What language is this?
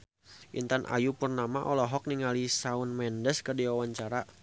Sundanese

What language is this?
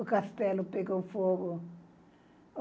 Portuguese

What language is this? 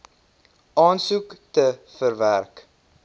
Afrikaans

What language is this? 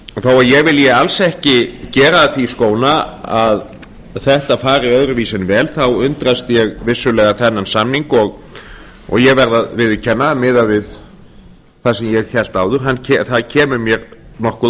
Icelandic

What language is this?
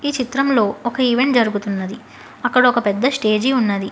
Telugu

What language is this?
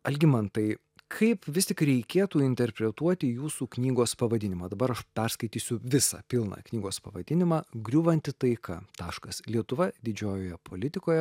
Lithuanian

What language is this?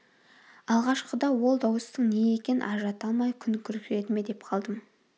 Kazakh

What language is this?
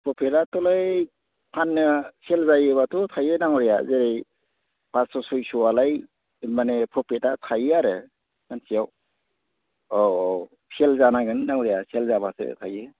Bodo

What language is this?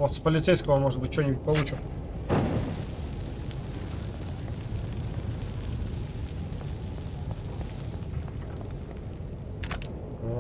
Russian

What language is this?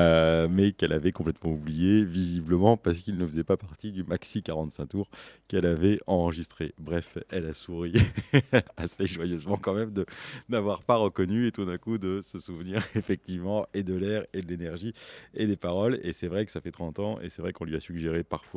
French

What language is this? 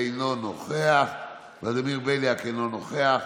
Hebrew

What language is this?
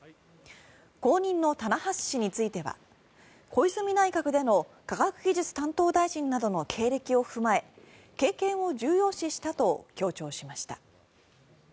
Japanese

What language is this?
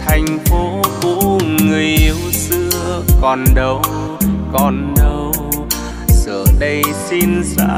Vietnamese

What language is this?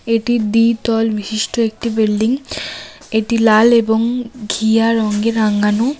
Bangla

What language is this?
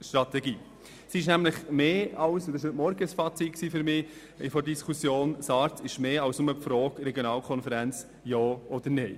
Swiss German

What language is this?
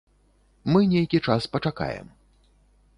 Belarusian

